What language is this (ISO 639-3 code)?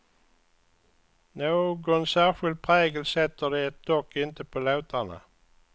swe